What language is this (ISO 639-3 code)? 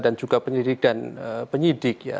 ind